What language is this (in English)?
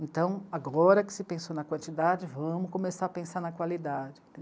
Portuguese